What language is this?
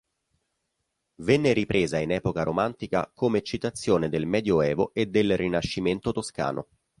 Italian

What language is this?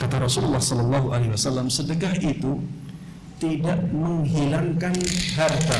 Indonesian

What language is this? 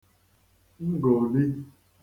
Igbo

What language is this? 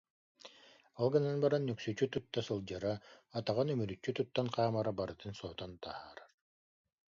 Yakut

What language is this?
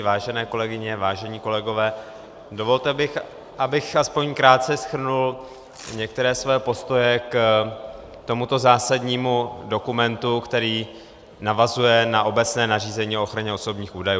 Czech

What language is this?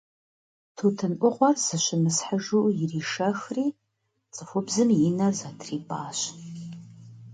Kabardian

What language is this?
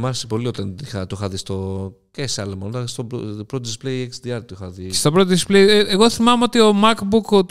Greek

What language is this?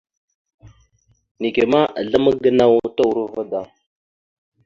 Mada (Cameroon)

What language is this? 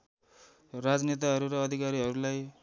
Nepali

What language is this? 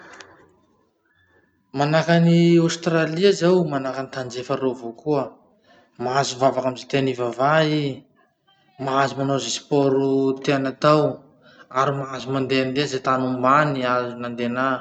Masikoro Malagasy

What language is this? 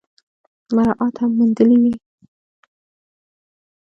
Pashto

